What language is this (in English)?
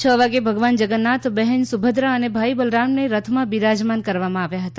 Gujarati